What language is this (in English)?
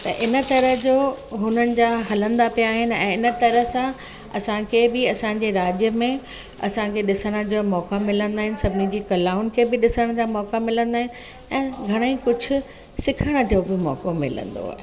Sindhi